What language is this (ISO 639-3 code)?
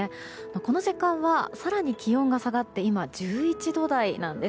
jpn